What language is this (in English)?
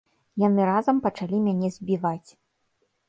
Belarusian